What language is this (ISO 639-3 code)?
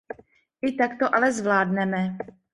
ces